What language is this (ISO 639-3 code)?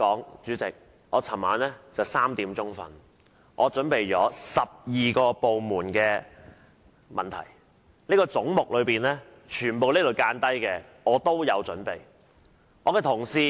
yue